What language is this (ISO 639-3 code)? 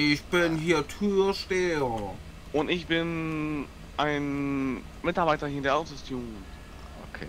deu